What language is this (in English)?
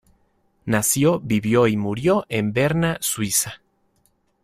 Spanish